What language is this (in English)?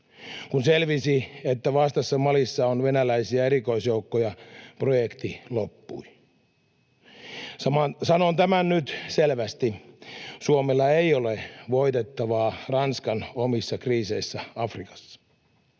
Finnish